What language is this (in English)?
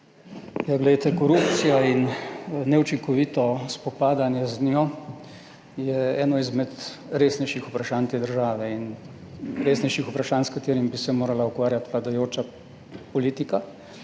Slovenian